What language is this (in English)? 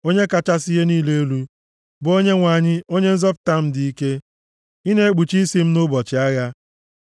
Igbo